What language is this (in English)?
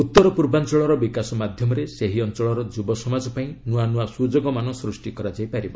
Odia